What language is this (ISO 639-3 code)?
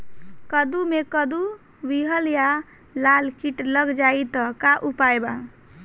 bho